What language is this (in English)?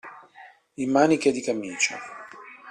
Italian